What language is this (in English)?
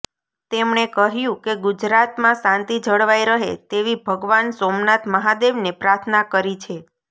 Gujarati